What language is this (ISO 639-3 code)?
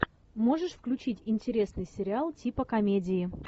rus